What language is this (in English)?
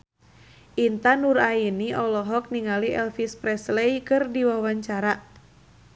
Sundanese